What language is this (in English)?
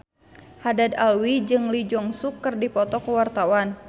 Sundanese